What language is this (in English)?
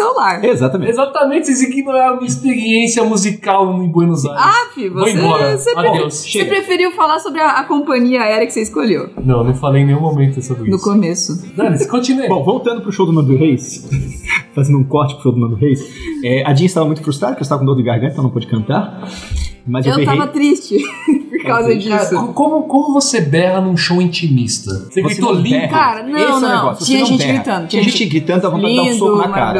Portuguese